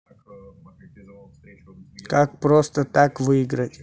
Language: Russian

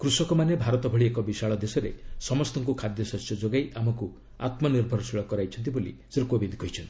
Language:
Odia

